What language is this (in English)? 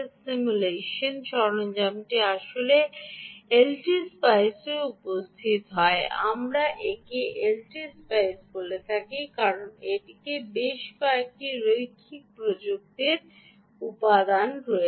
Bangla